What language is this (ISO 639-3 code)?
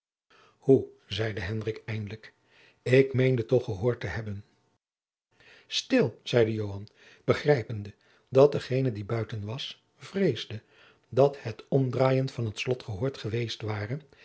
nld